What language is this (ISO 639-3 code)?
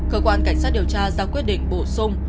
vie